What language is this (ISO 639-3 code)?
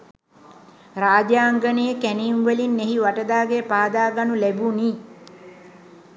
sin